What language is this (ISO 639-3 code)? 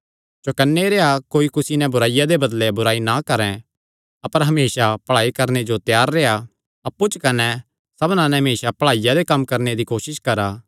xnr